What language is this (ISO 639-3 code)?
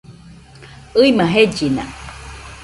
hux